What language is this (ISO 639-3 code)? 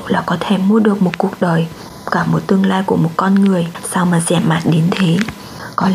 vie